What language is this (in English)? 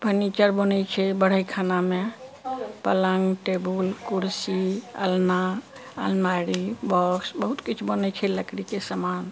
Maithili